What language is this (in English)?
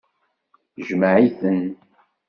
Kabyle